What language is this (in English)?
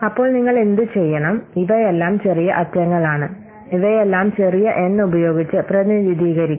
Malayalam